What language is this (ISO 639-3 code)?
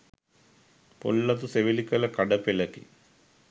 sin